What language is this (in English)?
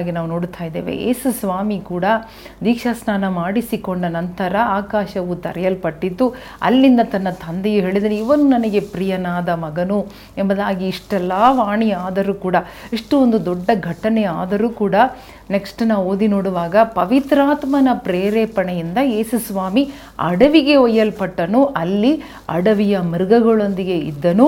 Kannada